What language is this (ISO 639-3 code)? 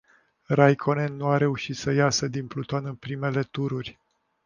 ron